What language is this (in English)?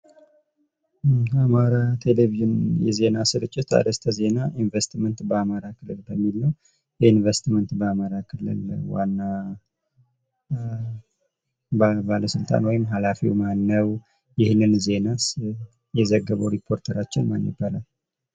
Amharic